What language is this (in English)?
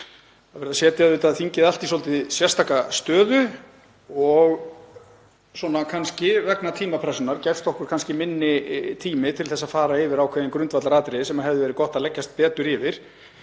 Icelandic